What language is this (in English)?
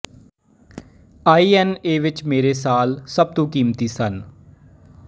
Punjabi